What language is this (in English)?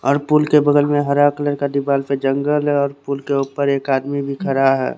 Hindi